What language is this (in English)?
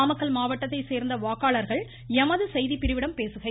Tamil